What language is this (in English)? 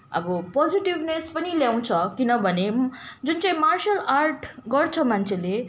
Nepali